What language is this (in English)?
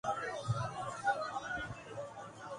Urdu